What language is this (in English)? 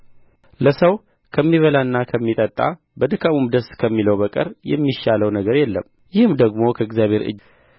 Amharic